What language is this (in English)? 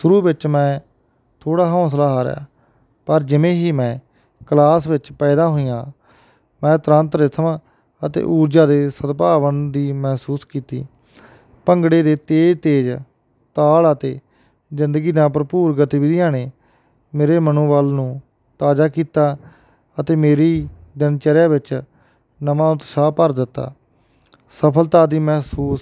Punjabi